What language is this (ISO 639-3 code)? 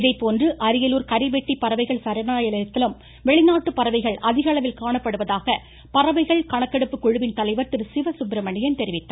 tam